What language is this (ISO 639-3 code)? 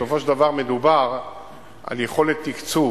heb